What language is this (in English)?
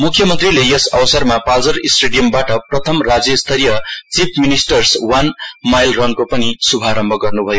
Nepali